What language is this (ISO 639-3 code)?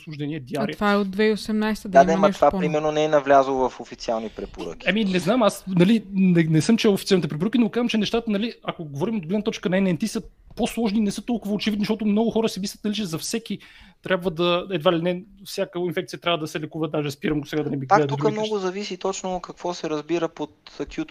bul